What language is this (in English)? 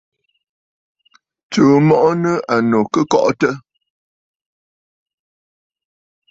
Bafut